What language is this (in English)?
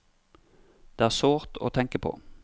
Norwegian